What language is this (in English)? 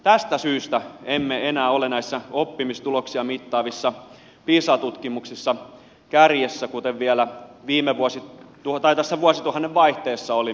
Finnish